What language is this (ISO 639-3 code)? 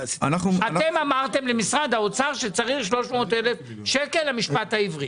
heb